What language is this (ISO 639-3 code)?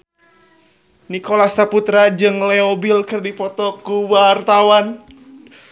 sun